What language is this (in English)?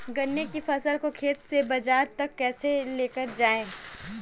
Hindi